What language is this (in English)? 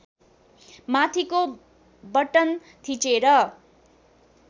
Nepali